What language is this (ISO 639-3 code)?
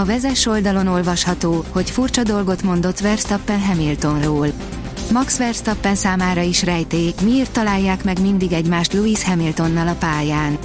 hun